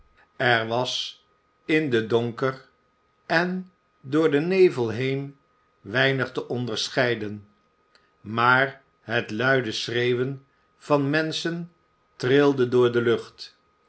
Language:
Dutch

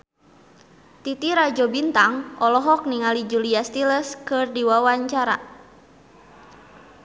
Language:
Sundanese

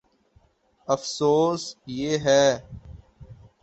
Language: Urdu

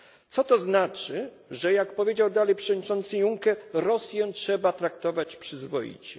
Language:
Polish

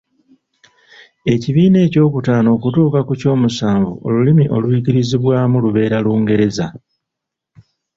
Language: Ganda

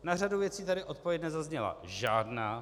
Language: Czech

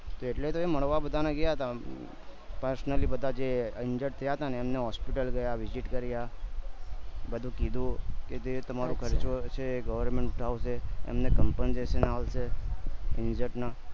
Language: Gujarati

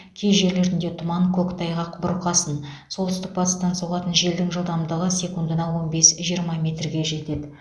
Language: Kazakh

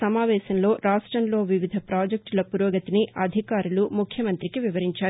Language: Telugu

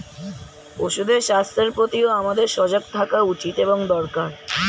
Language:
Bangla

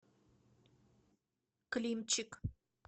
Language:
Russian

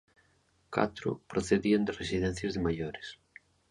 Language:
Galician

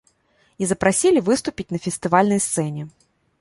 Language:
Belarusian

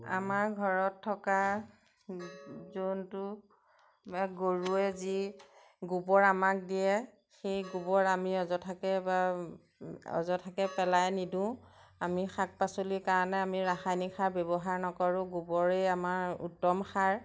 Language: Assamese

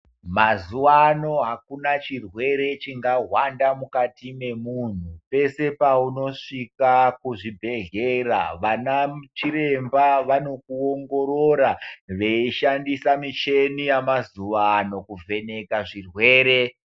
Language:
Ndau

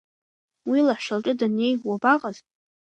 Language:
Abkhazian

